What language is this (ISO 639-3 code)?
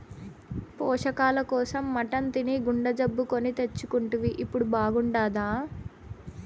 tel